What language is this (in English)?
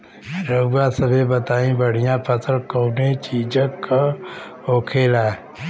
Bhojpuri